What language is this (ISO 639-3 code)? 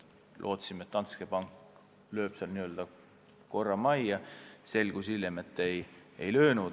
est